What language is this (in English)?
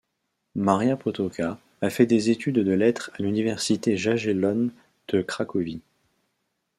French